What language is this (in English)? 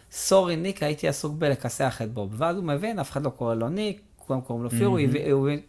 Hebrew